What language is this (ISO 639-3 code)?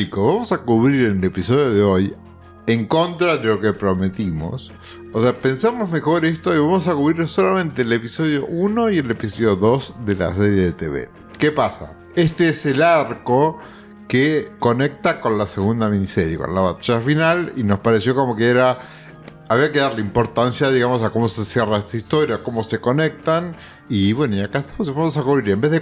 spa